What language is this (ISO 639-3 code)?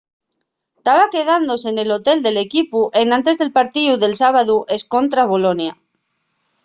ast